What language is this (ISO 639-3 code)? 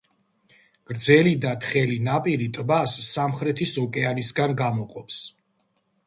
kat